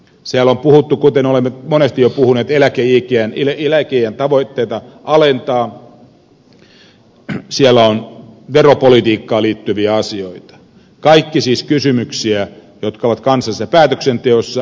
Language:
Finnish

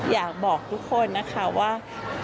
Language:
Thai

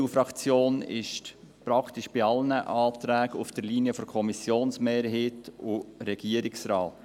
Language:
Swiss German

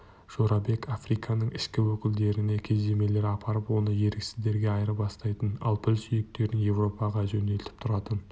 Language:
Kazakh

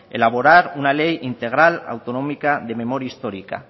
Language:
Spanish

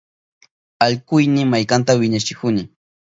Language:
Southern Pastaza Quechua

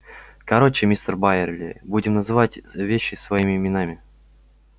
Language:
Russian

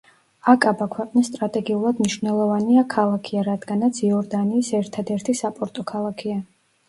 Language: Georgian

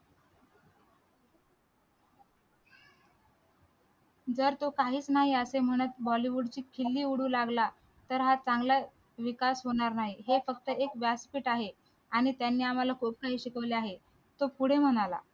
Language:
Marathi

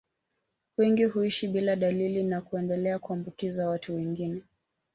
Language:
Swahili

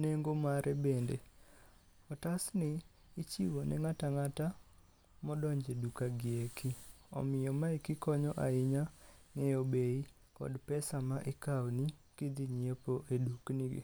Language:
Luo (Kenya and Tanzania)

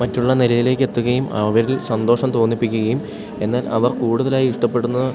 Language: Malayalam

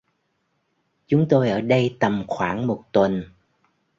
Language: Vietnamese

